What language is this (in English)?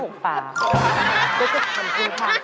Thai